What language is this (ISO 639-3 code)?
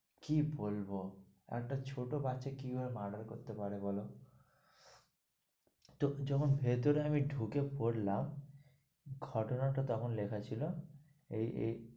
ben